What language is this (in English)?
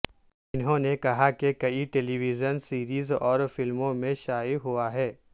Urdu